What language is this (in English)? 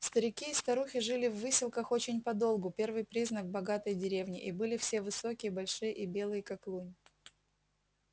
Russian